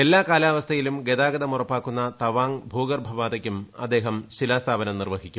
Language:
Malayalam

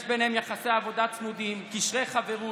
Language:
Hebrew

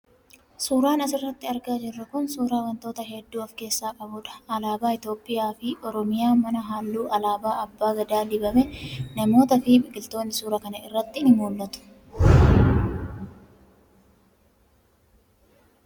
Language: Oromo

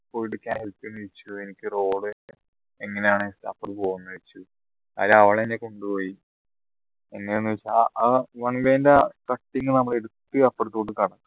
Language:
Malayalam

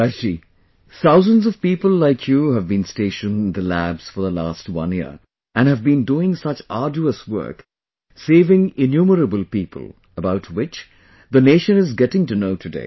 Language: English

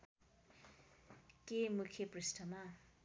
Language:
Nepali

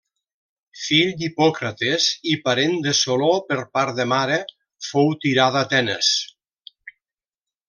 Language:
Catalan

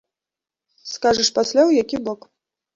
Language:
Belarusian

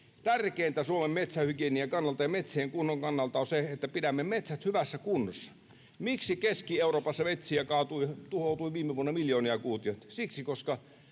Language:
Finnish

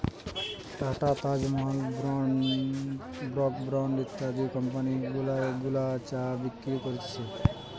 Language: Bangla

